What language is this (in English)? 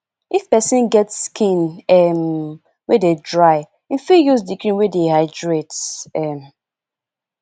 Nigerian Pidgin